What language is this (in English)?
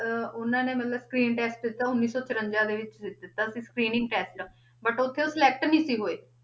Punjabi